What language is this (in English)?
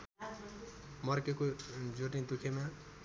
Nepali